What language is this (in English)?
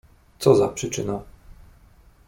Polish